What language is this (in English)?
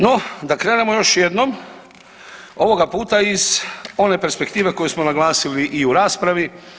Croatian